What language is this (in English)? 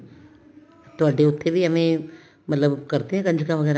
Punjabi